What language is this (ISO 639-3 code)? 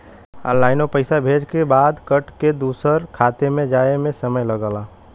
bho